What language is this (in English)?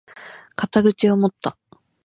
Japanese